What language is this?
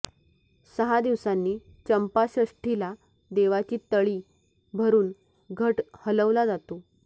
Marathi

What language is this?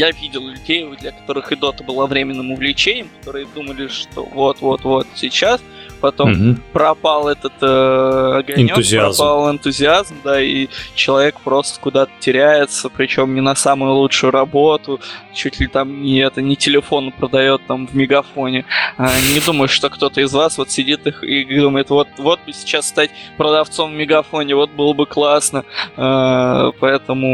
Russian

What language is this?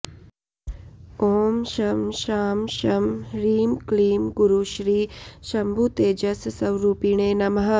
Sanskrit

